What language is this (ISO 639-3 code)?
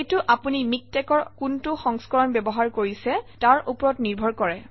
asm